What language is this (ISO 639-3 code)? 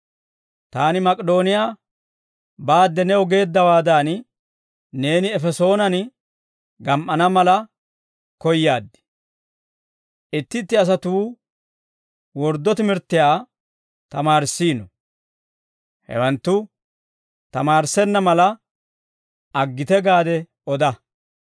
dwr